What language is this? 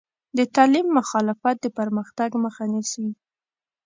Pashto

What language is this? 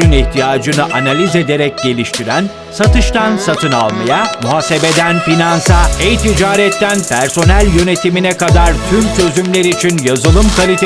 Turkish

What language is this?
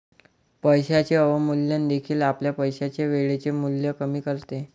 Marathi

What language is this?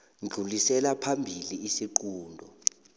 South Ndebele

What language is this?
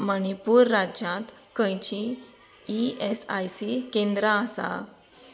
Konkani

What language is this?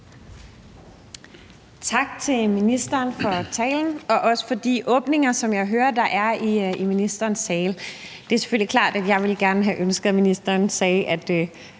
Danish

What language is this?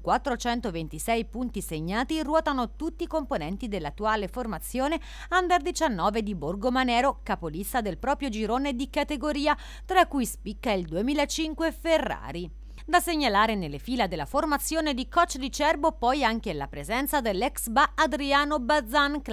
Italian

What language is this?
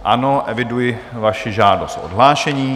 Czech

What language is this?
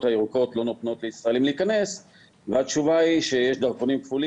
Hebrew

